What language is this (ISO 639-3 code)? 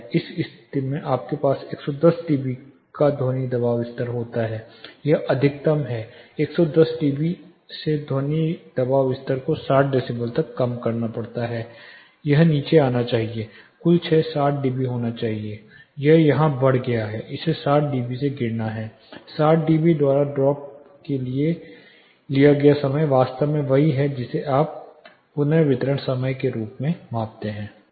hin